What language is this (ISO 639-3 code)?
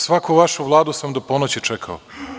srp